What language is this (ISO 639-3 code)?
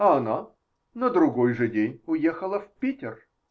rus